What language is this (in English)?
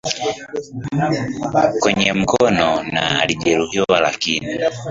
Swahili